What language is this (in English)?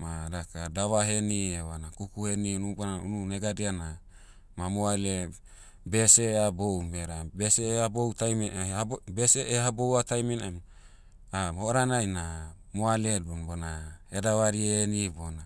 Motu